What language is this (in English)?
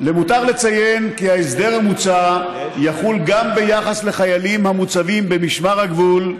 Hebrew